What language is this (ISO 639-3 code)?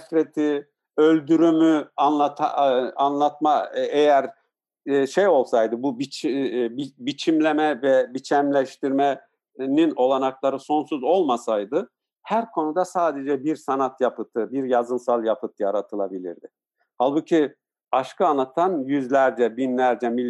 tur